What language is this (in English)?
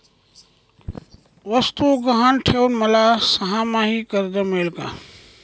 Marathi